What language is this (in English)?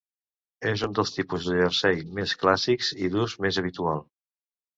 Catalan